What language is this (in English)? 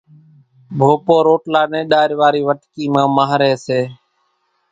Kachi Koli